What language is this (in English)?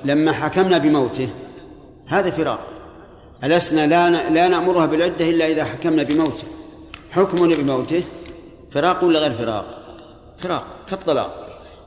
Arabic